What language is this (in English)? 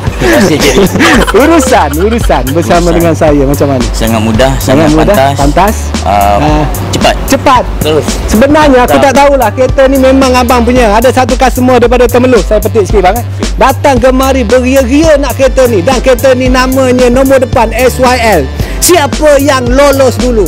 Malay